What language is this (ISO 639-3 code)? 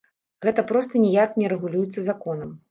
bel